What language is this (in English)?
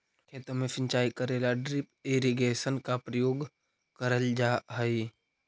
Magahi